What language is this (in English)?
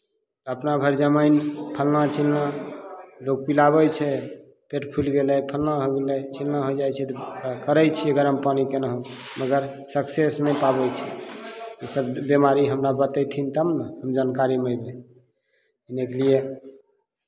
Maithili